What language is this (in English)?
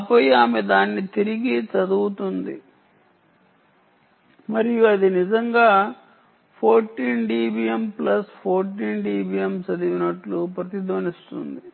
Telugu